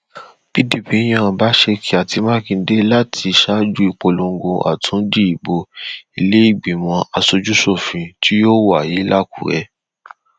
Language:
Yoruba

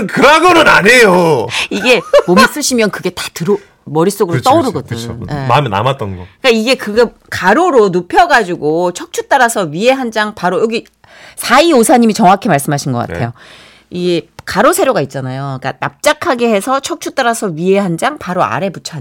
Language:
Korean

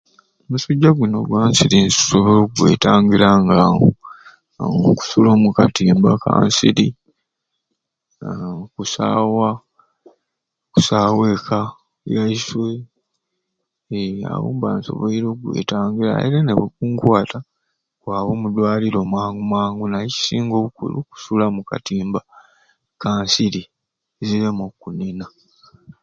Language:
Ruuli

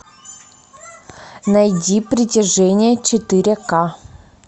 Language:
Russian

